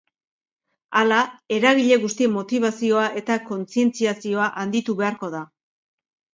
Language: Basque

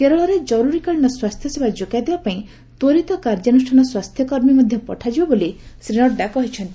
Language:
Odia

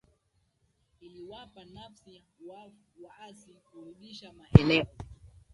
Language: Swahili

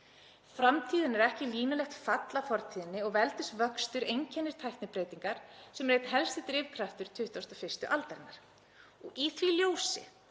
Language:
Icelandic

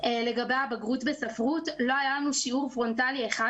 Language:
Hebrew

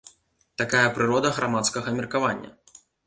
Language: Belarusian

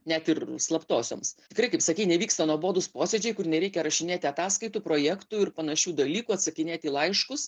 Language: Lithuanian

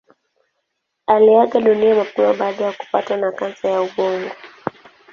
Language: Swahili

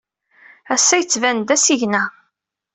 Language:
Kabyle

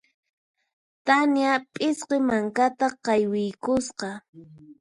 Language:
Puno Quechua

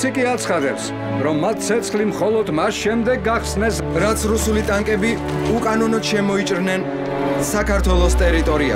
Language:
Romanian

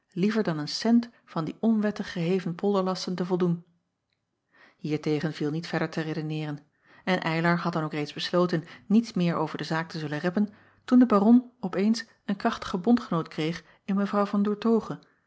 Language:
Dutch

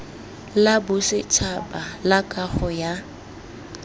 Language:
Tswana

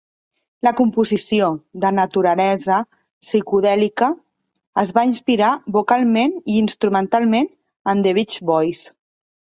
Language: Catalan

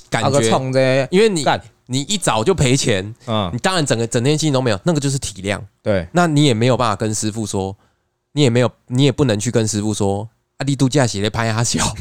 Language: Chinese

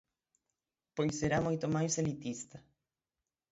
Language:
Galician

